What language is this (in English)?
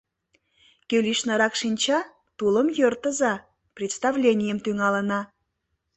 Mari